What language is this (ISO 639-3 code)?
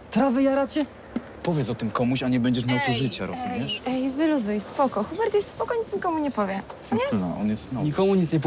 pol